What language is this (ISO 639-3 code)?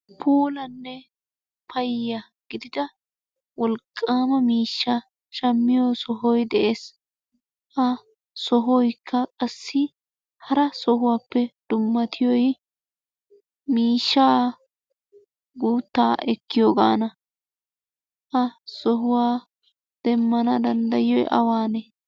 wal